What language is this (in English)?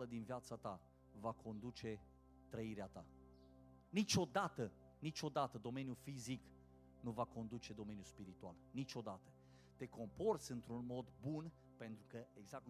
Romanian